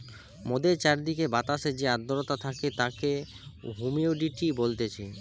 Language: Bangla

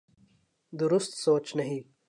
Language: Urdu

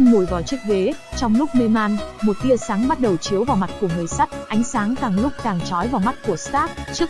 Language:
Vietnamese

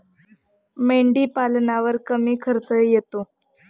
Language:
Marathi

